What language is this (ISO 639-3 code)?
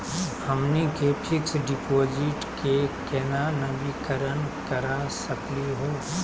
mag